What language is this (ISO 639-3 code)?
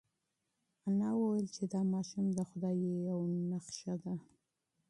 pus